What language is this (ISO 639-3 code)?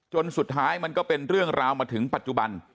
tha